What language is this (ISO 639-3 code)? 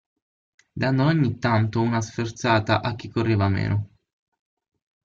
ita